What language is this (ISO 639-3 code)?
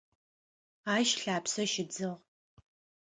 ady